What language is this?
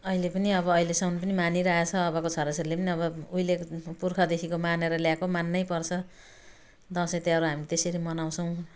Nepali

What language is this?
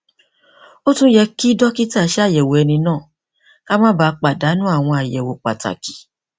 Yoruba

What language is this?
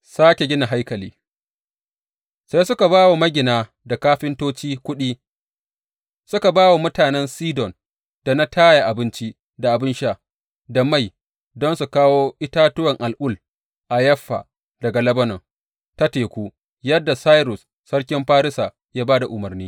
Hausa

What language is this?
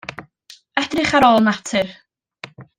Welsh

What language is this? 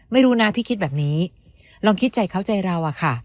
Thai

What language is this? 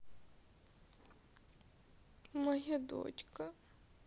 Russian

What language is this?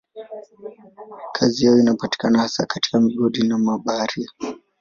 Swahili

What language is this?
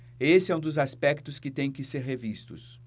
Portuguese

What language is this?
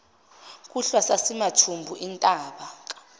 Zulu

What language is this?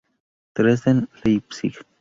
Spanish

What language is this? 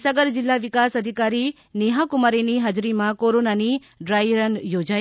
Gujarati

